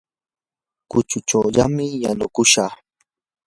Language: Yanahuanca Pasco Quechua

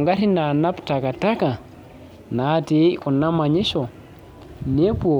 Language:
Masai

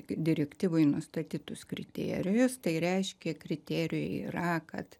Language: Lithuanian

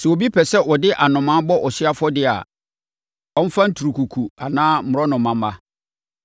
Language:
Akan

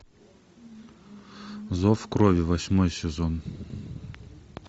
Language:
Russian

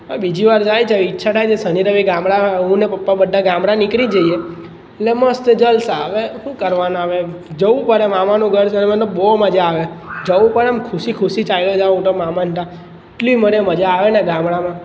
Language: Gujarati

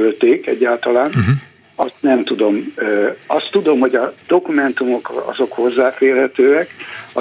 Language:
Hungarian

